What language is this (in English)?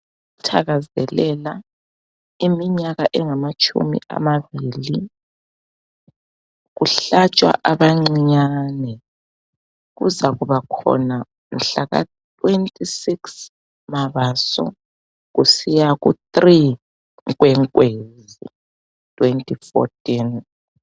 North Ndebele